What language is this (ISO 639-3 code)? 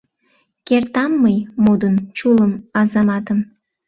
chm